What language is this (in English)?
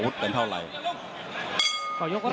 Thai